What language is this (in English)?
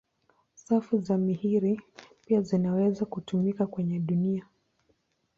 Swahili